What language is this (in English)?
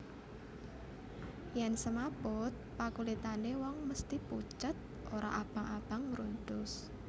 Javanese